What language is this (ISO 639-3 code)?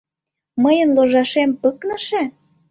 chm